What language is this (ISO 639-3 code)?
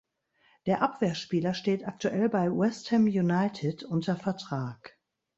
deu